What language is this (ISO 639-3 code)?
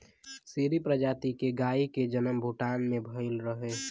bho